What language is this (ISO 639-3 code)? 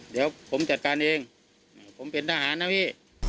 tha